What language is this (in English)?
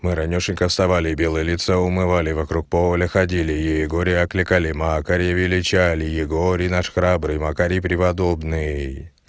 Russian